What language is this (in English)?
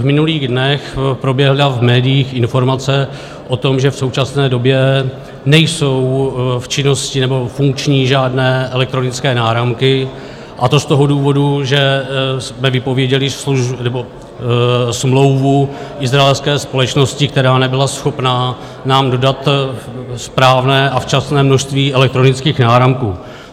Czech